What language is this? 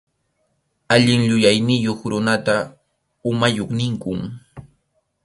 Arequipa-La Unión Quechua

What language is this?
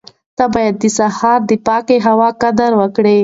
Pashto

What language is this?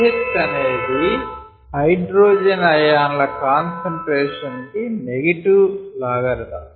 Telugu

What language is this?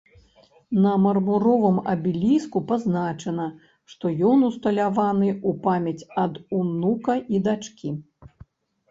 Belarusian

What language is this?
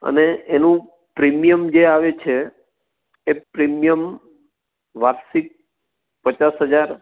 Gujarati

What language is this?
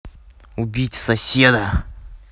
Russian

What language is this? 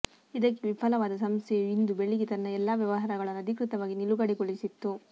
Kannada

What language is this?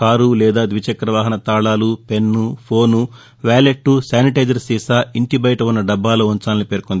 Telugu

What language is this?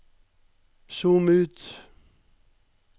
Norwegian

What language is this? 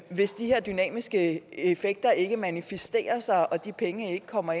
Danish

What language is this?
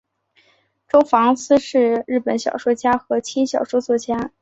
Chinese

